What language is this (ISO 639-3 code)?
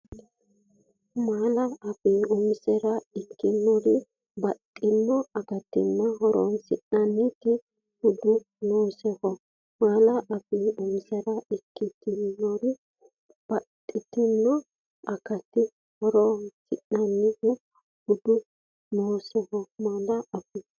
sid